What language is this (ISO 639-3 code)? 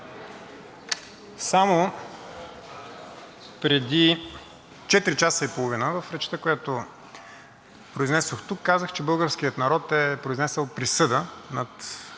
bul